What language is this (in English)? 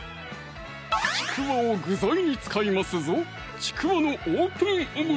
Japanese